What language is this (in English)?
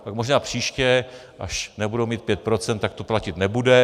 Czech